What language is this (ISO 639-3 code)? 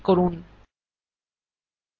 ben